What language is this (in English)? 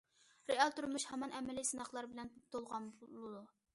Uyghur